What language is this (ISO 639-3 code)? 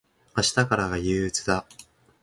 jpn